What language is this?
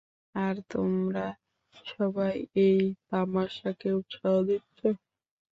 Bangla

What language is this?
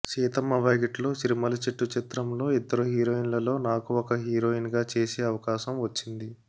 Telugu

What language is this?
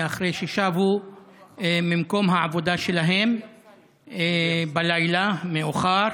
Hebrew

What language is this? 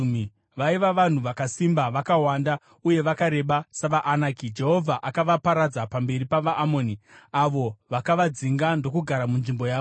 Shona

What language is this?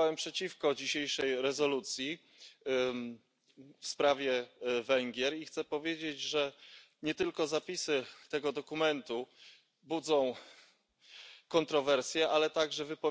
Hungarian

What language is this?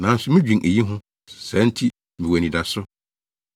Akan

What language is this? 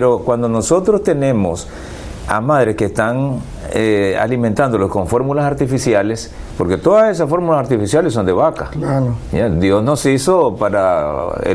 Spanish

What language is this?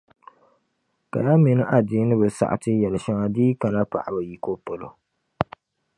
Dagbani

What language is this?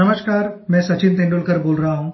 Hindi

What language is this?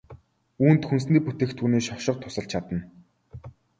Mongolian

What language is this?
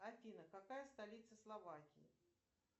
Russian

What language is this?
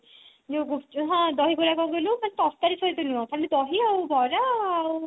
Odia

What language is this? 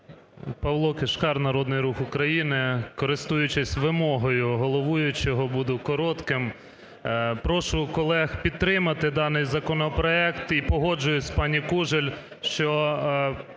Ukrainian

